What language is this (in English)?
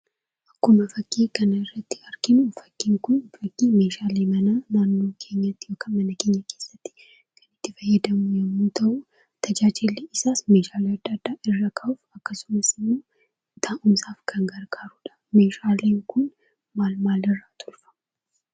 Oromo